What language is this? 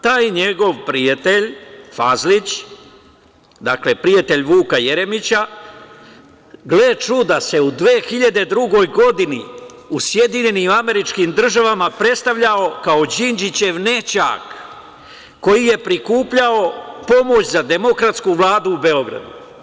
Serbian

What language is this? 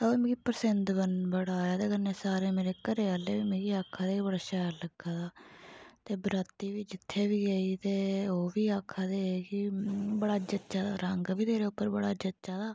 Dogri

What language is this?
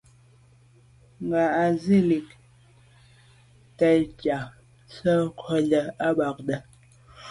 Medumba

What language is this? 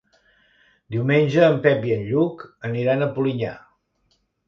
Catalan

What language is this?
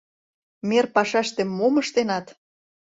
Mari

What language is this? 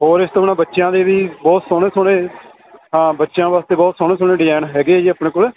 Punjabi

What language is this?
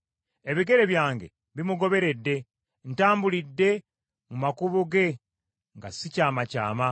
Ganda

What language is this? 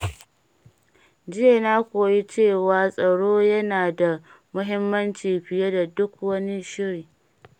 Hausa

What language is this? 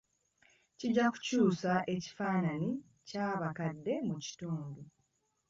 Ganda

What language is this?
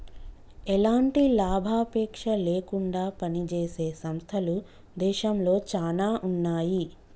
Telugu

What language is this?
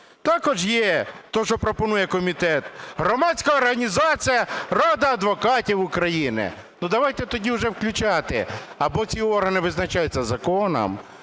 Ukrainian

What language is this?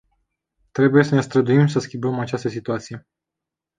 Romanian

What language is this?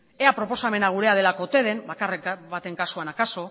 Basque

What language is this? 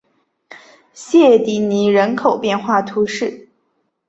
Chinese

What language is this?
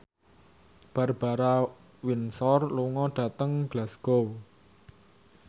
Javanese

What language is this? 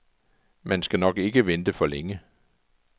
Danish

